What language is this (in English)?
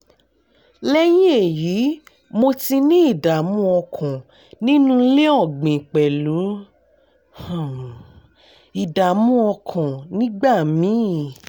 Yoruba